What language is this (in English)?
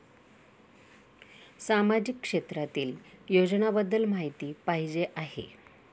Marathi